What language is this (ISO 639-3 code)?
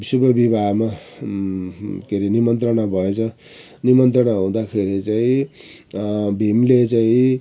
nep